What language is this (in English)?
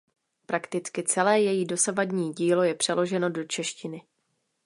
Czech